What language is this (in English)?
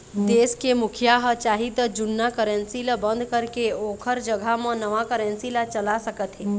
Chhattisgarhi